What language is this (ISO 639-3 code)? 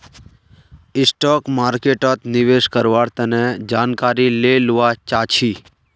mag